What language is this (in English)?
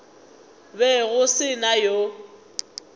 Northern Sotho